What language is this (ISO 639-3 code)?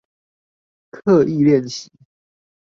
zho